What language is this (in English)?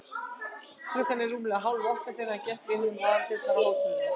Icelandic